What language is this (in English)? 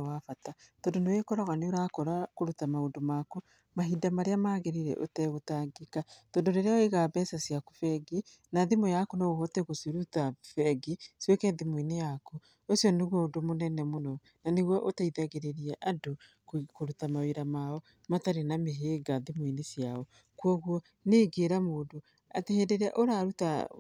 Kikuyu